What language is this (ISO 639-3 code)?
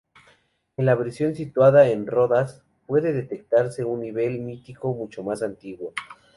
spa